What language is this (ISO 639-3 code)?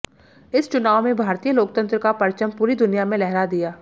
hin